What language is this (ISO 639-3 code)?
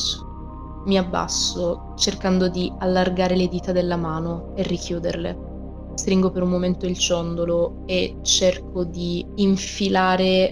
ita